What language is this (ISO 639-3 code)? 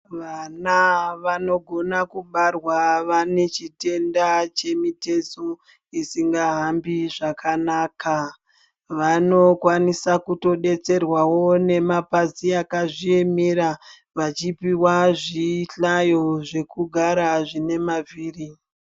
ndc